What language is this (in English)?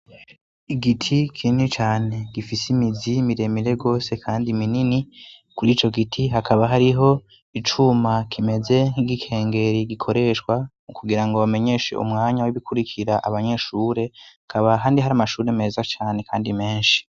Rundi